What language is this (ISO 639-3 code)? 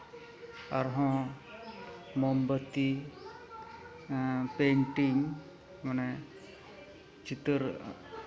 sat